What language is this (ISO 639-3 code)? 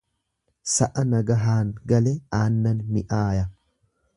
orm